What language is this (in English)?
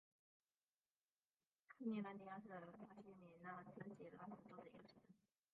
Chinese